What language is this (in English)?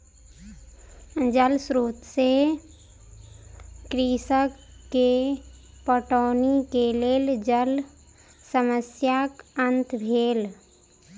Maithili